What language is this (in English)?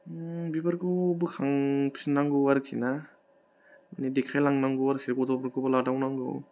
Bodo